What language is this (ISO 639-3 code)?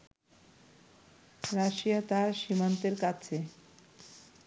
ben